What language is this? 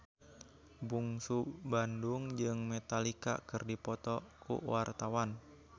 Sundanese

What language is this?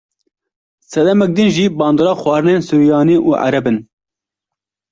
Kurdish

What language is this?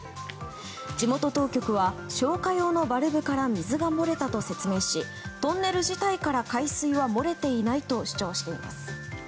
Japanese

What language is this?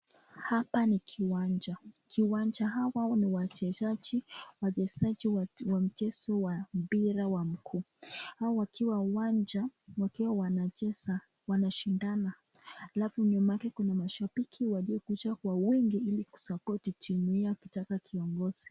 Swahili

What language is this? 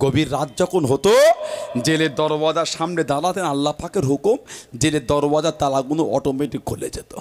Arabic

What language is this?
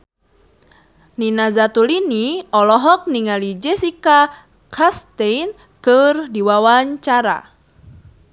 Sundanese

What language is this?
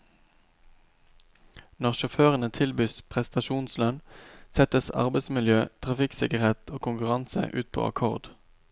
Norwegian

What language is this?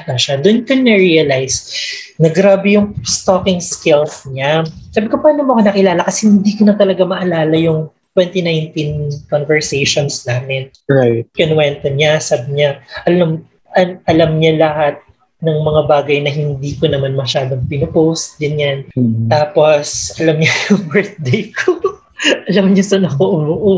Filipino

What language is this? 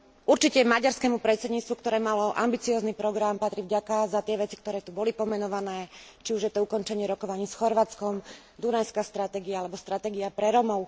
Slovak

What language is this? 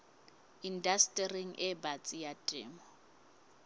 Southern Sotho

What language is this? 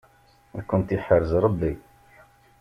Kabyle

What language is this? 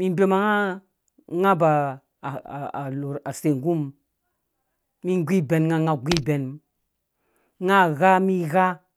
Dũya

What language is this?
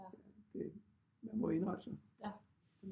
Danish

